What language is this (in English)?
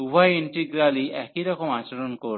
Bangla